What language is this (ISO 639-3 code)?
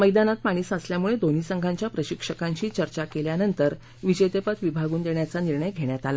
mar